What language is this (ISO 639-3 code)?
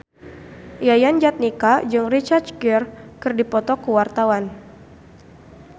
sun